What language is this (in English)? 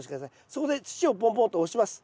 Japanese